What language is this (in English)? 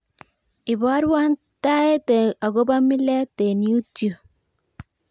Kalenjin